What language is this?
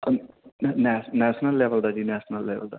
Punjabi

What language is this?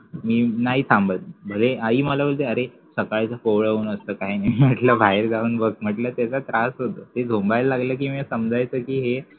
Marathi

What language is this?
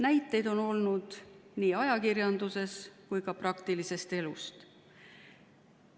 Estonian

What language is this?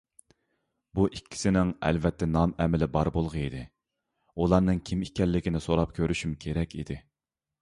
Uyghur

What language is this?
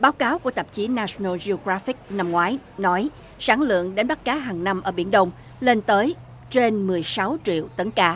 Vietnamese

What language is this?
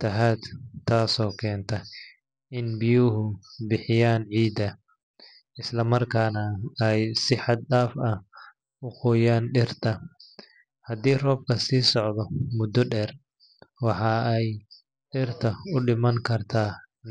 Somali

